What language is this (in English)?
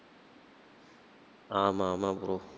Tamil